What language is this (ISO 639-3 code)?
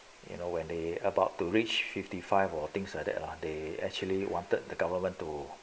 eng